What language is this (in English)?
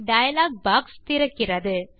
Tamil